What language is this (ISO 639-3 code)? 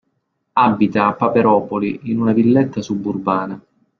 ita